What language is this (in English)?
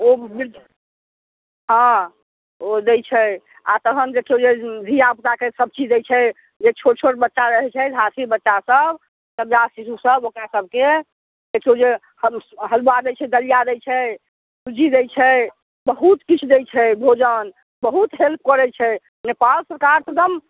Maithili